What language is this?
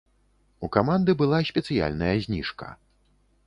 Belarusian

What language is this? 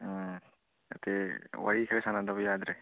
Manipuri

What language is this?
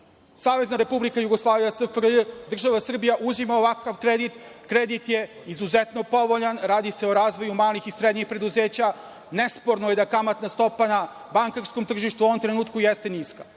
Serbian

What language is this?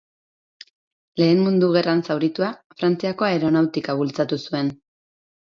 Basque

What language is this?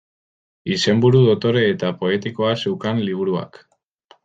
Basque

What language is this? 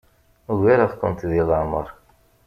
Kabyle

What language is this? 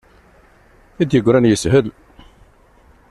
Kabyle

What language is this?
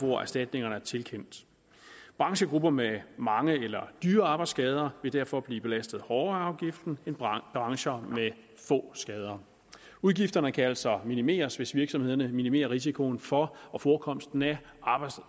Danish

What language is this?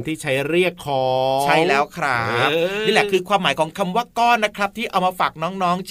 Thai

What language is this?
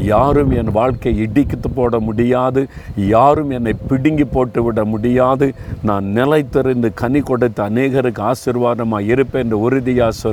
Tamil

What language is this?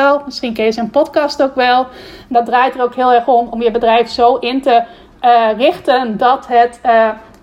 Dutch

